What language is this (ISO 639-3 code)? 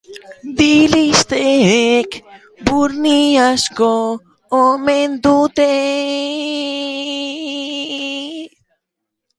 eus